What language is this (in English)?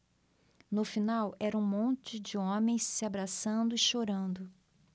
Portuguese